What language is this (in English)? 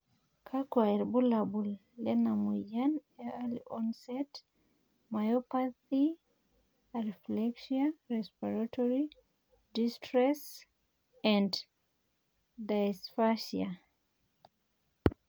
Masai